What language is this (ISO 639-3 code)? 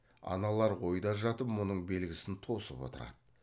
kaz